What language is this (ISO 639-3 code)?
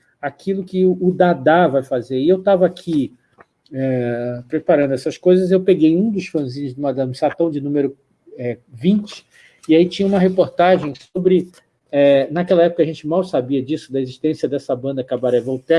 por